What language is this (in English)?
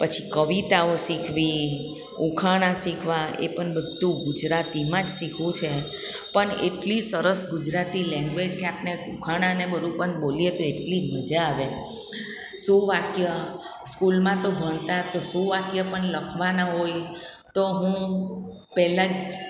Gujarati